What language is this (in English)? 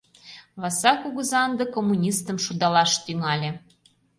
Mari